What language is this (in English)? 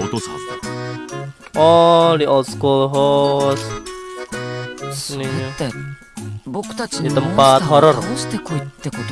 Indonesian